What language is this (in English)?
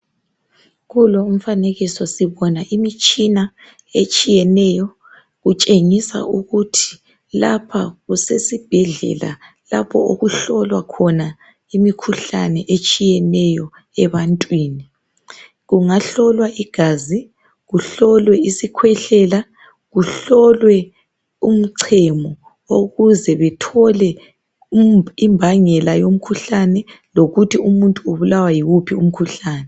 North Ndebele